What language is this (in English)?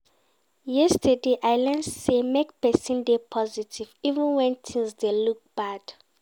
Nigerian Pidgin